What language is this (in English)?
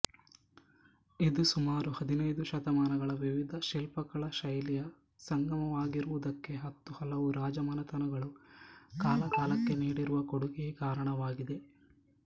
Kannada